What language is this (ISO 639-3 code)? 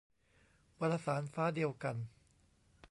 tha